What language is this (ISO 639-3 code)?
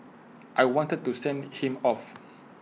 eng